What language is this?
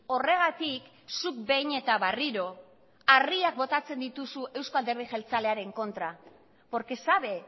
Basque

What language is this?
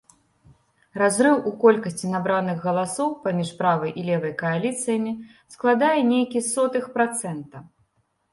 Belarusian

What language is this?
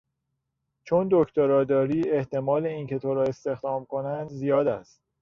Persian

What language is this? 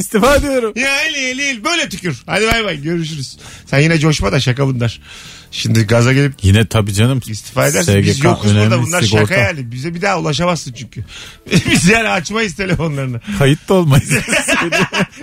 Turkish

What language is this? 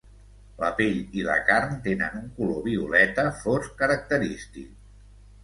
Catalan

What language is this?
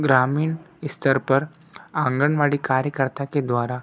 Hindi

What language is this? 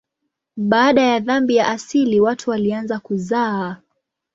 Swahili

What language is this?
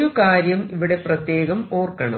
Malayalam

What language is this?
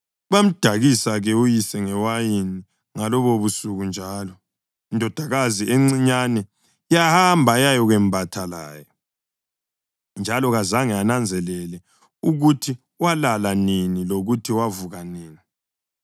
North Ndebele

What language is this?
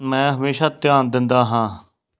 Punjabi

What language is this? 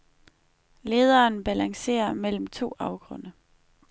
Danish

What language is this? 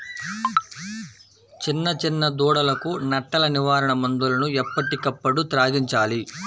Telugu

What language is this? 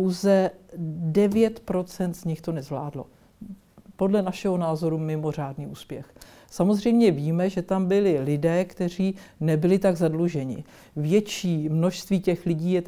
Czech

